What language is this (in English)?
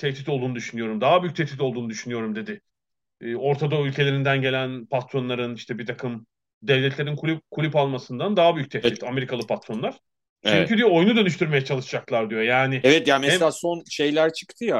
Turkish